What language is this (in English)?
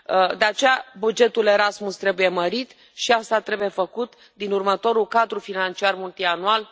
Romanian